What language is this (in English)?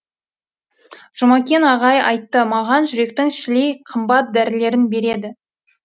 Kazakh